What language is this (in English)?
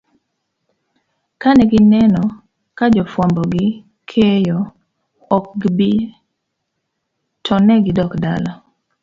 Luo (Kenya and Tanzania)